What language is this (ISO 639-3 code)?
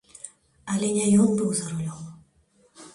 bel